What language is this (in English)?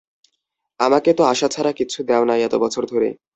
Bangla